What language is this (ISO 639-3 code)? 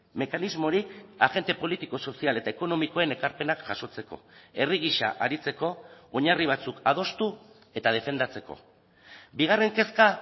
eus